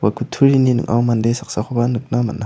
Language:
Garo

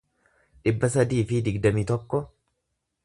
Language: Oromo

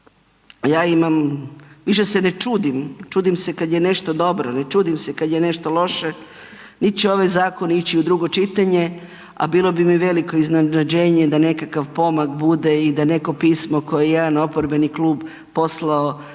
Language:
Croatian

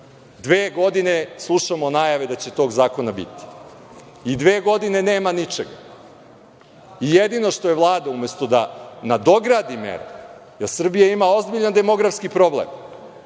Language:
Serbian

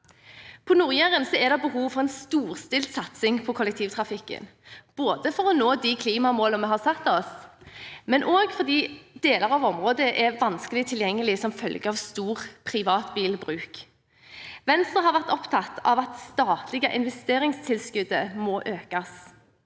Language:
Norwegian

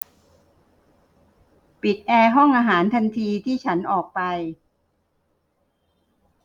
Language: Thai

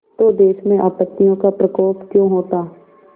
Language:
Hindi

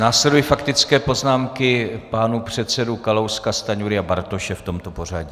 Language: Czech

